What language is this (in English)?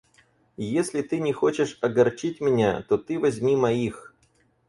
Russian